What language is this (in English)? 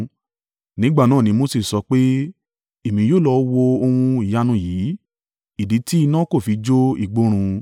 Yoruba